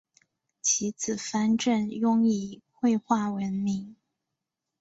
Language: Chinese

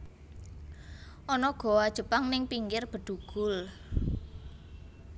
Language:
Javanese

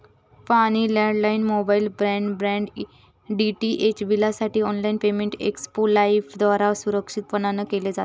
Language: Marathi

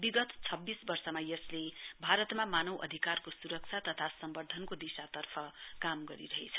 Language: Nepali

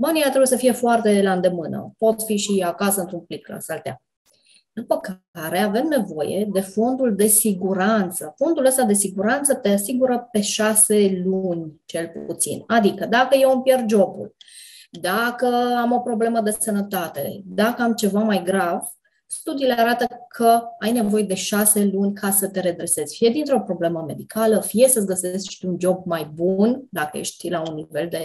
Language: Romanian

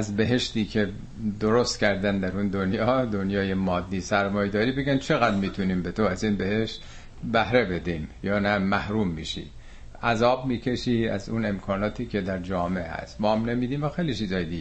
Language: Persian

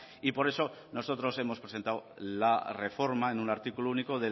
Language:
Spanish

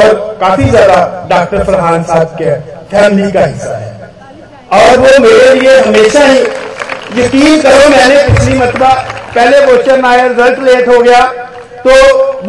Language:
Hindi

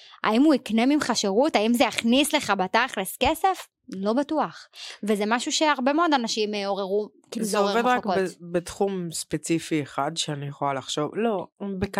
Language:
Hebrew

